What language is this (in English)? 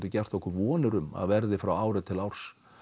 Icelandic